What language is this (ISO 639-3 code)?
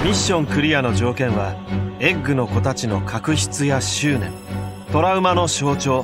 jpn